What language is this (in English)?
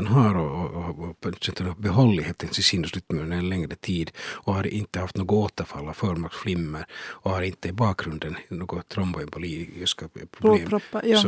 Swedish